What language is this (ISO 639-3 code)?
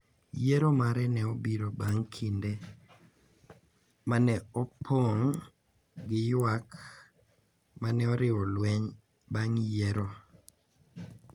luo